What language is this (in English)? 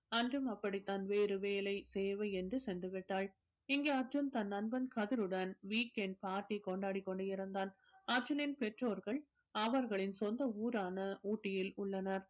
Tamil